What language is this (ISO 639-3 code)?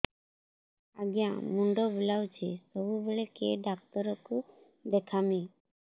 ori